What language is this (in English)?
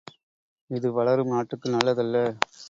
Tamil